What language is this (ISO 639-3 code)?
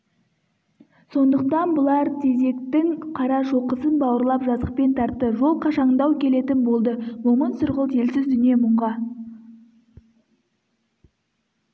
kaz